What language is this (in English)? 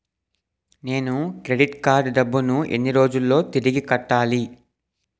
Telugu